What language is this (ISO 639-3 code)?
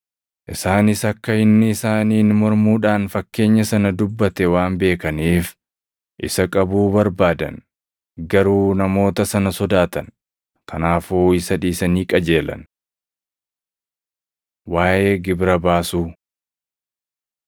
orm